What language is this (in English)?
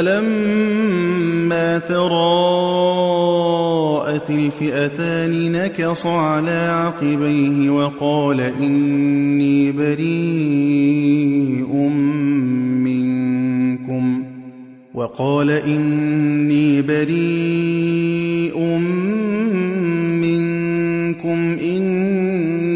Arabic